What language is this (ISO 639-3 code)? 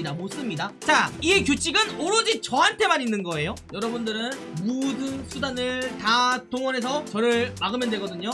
kor